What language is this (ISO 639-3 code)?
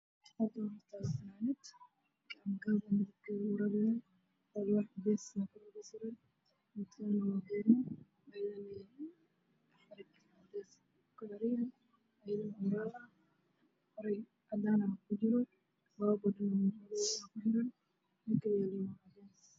som